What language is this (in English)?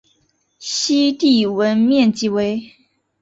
Chinese